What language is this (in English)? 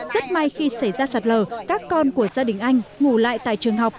Vietnamese